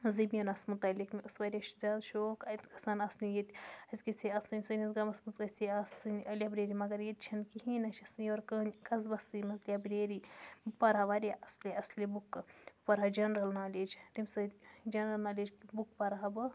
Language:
Kashmiri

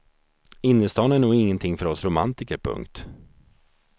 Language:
Swedish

